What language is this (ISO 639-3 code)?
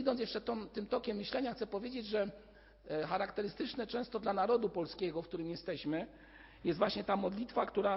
pol